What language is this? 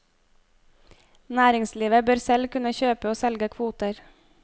Norwegian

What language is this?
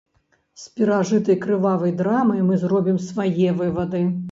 Belarusian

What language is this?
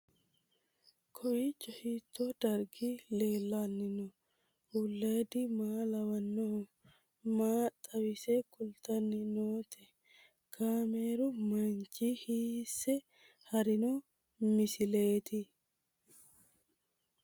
Sidamo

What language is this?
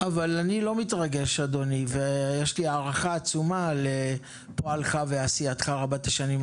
Hebrew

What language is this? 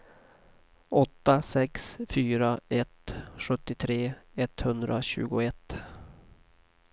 Swedish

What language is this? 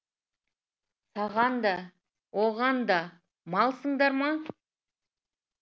Kazakh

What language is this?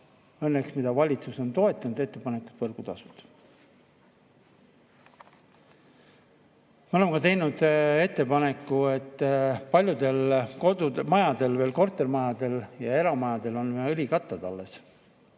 Estonian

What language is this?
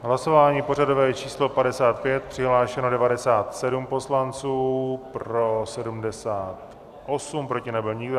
Czech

